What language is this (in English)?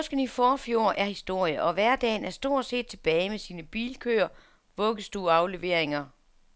Danish